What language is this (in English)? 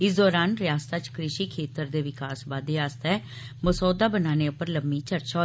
Dogri